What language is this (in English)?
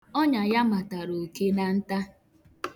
Igbo